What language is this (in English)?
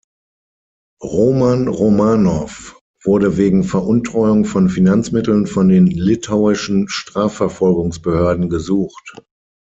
German